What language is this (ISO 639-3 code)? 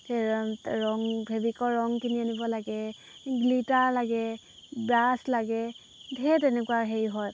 asm